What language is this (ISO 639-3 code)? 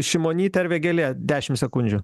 lit